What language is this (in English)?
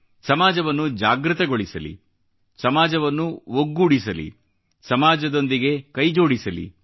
Kannada